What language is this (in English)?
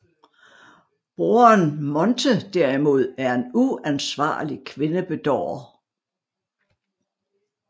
Danish